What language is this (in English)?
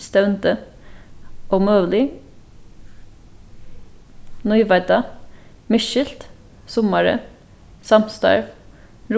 Faroese